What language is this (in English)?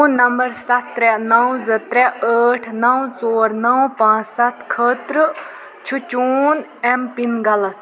Kashmiri